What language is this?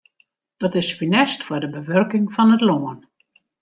Western Frisian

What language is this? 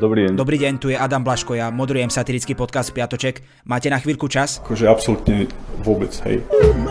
Slovak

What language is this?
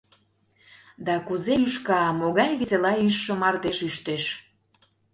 Mari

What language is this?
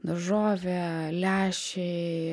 Lithuanian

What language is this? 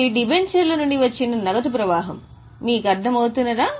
Telugu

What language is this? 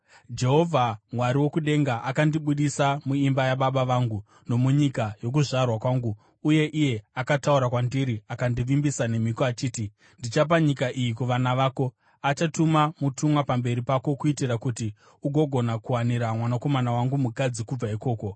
Shona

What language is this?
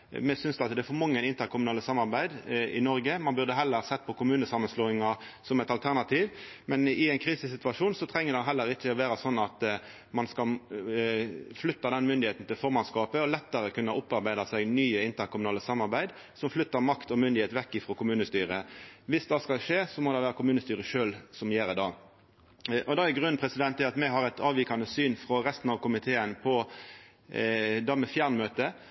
Norwegian Nynorsk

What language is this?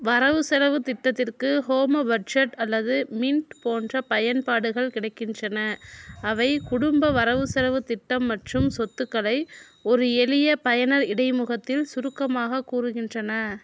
Tamil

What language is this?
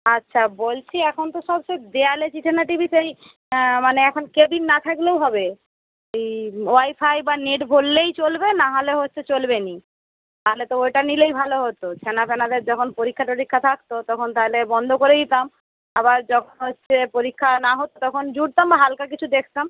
Bangla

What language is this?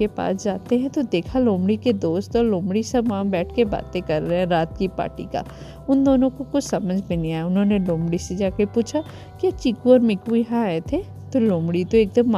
Hindi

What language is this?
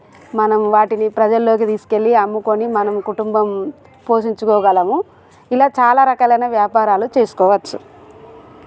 Telugu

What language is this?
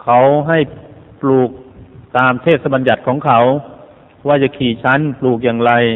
Thai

